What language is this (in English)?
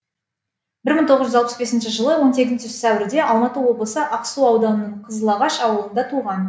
Kazakh